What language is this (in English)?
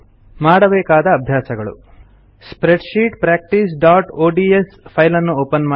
Kannada